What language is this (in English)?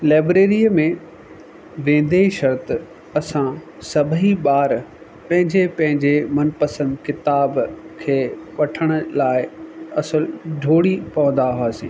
Sindhi